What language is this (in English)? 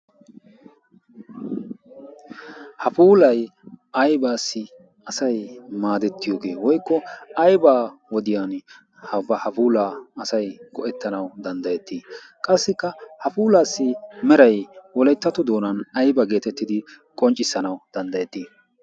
Wolaytta